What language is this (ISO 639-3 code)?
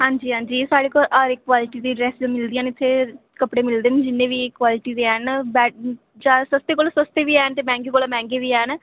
doi